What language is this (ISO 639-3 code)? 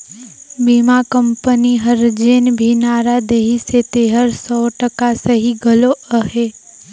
hne